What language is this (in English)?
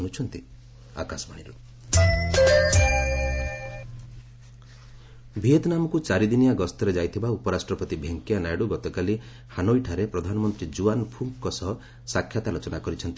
Odia